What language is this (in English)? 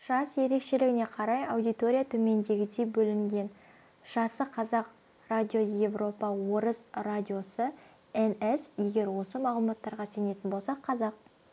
Kazakh